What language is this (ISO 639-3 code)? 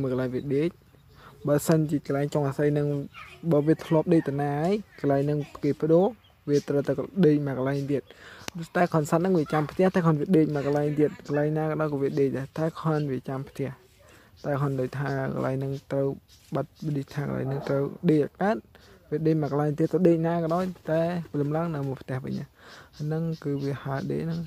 tha